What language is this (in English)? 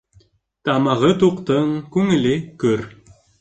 Bashkir